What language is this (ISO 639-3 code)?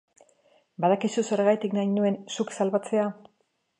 eus